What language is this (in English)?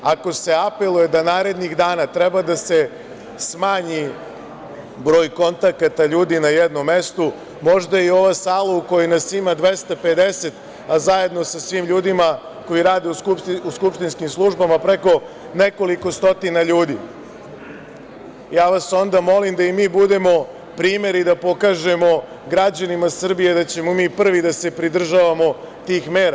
Serbian